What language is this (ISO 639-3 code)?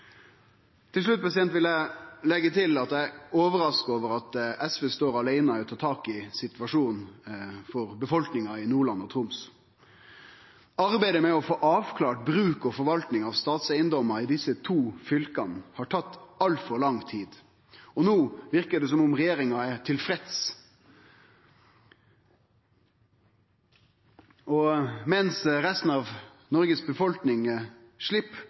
nno